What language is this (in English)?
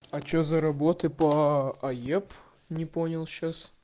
Russian